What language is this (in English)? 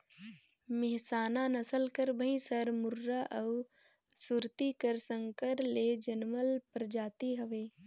Chhattisgarhi